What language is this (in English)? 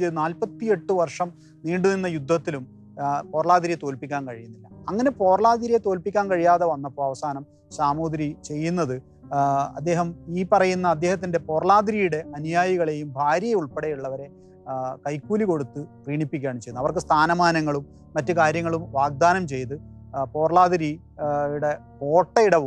Malayalam